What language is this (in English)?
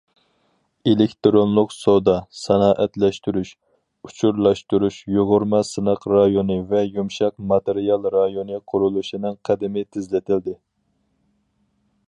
Uyghur